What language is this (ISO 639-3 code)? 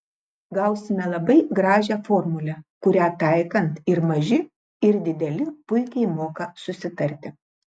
lit